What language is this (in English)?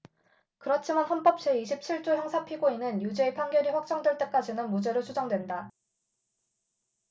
Korean